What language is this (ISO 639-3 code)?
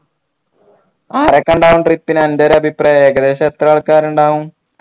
mal